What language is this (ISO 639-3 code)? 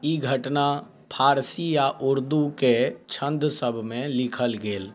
mai